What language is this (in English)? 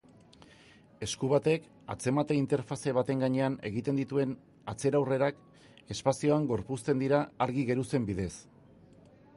Basque